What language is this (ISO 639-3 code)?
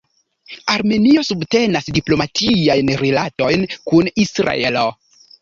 epo